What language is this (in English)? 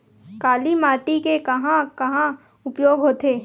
Chhattisgarhi